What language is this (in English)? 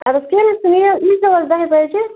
Kashmiri